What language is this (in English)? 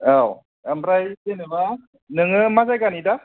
Bodo